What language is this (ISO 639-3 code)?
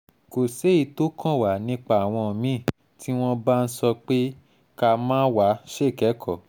yor